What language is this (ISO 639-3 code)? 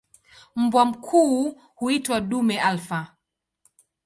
swa